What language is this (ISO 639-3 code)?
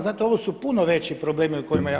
hrv